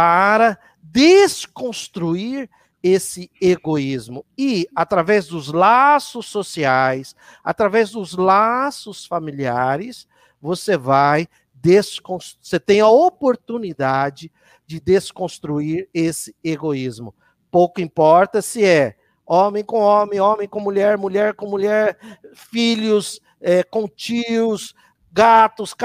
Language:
Portuguese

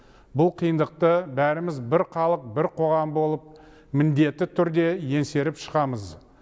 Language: Kazakh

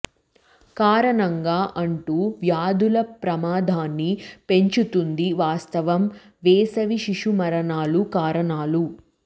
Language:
Telugu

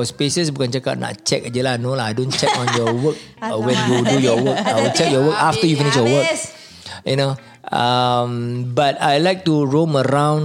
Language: Malay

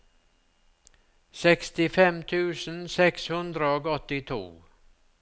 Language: Norwegian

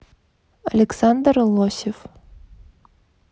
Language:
Russian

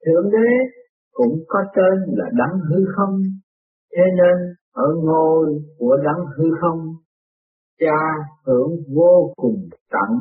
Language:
Vietnamese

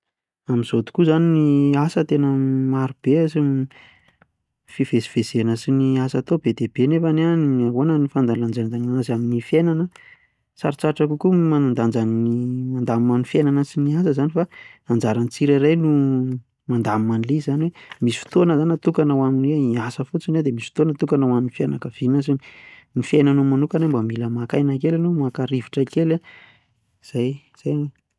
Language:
Malagasy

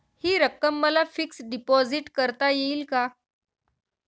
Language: Marathi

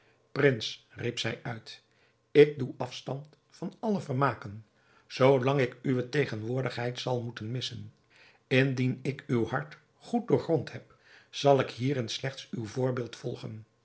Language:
Dutch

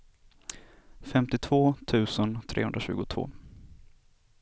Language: Swedish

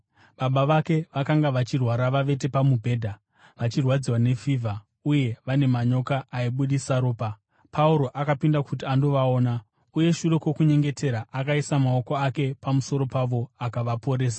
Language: Shona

